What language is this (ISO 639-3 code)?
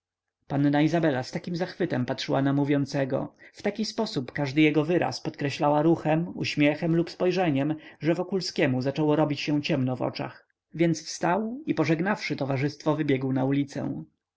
pol